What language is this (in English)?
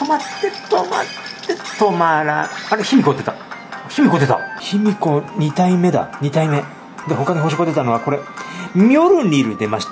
Japanese